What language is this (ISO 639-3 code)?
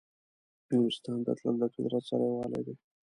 pus